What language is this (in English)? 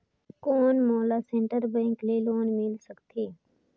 Chhattisgarhi